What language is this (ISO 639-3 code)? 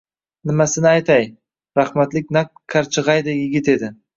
uzb